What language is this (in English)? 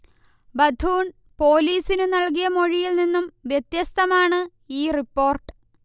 Malayalam